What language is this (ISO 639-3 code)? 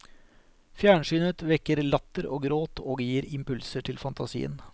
nor